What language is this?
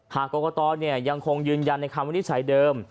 Thai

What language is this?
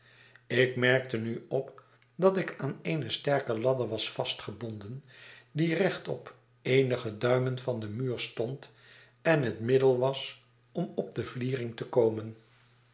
Dutch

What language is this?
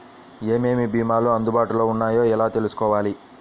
Telugu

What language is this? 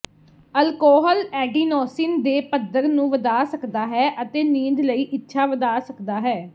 Punjabi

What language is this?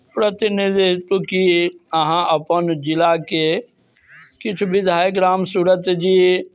Maithili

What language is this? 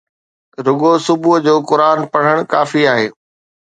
Sindhi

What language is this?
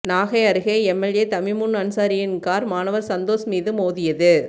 Tamil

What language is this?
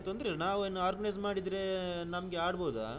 Kannada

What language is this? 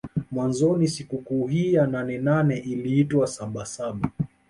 Swahili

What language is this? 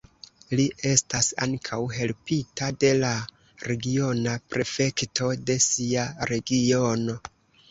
Esperanto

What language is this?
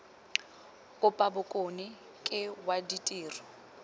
Tswana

